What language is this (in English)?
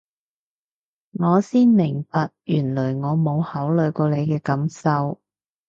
Cantonese